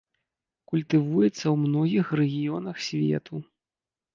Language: Belarusian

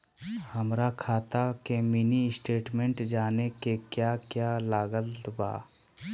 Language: Magahi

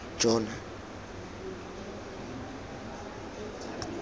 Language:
Tswana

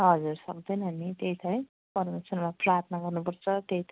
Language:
Nepali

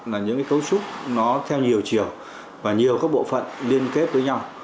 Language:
Vietnamese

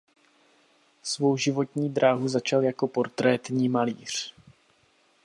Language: Czech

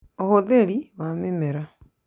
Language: Kikuyu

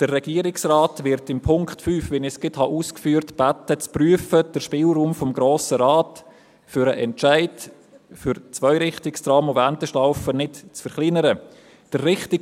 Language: Swiss German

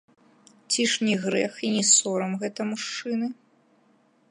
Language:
Belarusian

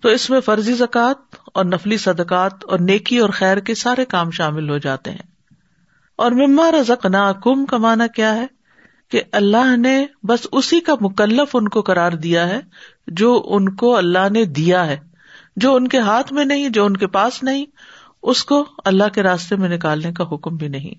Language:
Urdu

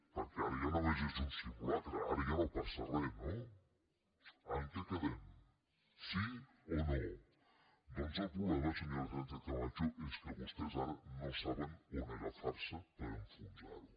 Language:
Catalan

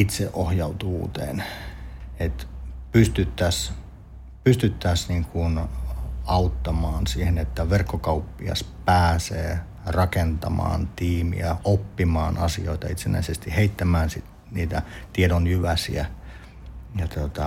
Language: Finnish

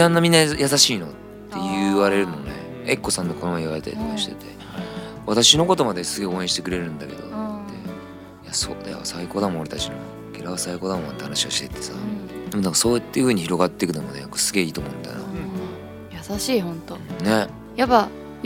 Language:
Japanese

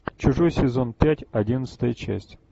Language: Russian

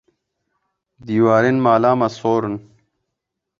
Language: Kurdish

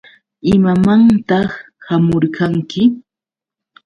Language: Yauyos Quechua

